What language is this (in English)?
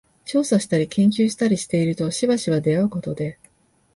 Japanese